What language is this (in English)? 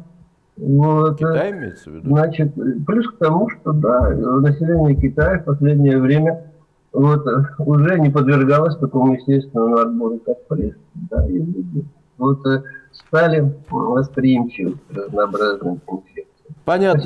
Russian